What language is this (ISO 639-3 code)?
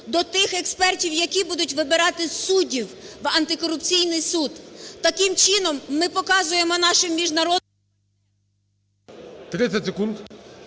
ukr